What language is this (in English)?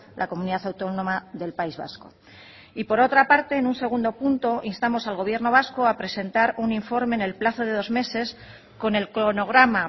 Spanish